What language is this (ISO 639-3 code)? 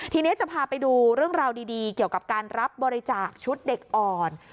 tha